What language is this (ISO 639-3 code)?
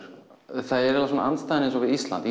isl